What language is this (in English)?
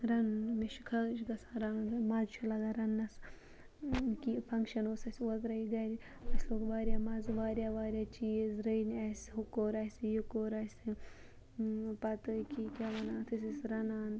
Kashmiri